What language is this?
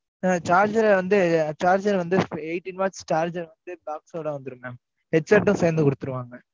Tamil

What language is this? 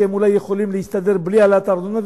Hebrew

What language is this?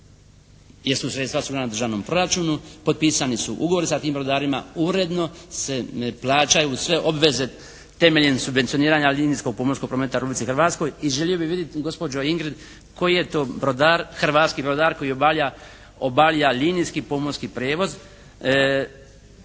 Croatian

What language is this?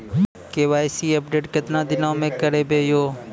Maithili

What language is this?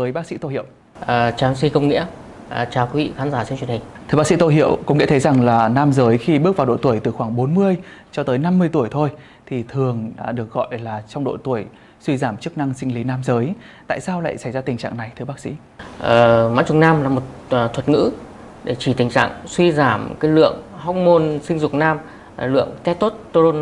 Vietnamese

